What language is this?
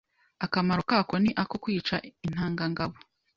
Kinyarwanda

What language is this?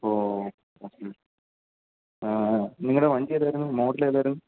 Malayalam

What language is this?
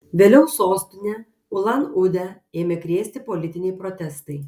Lithuanian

